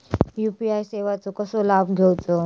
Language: Marathi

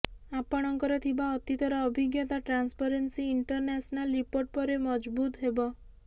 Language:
Odia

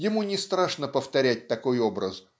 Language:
Russian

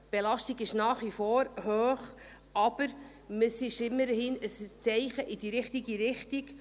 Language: Swiss German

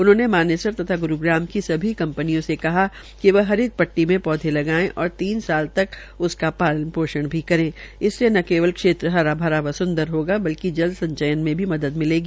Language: Hindi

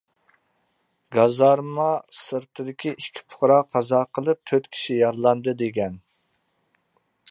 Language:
Uyghur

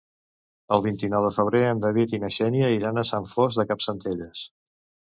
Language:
Catalan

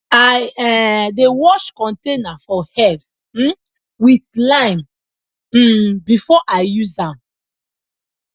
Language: Nigerian Pidgin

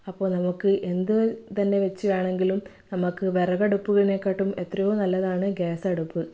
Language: Malayalam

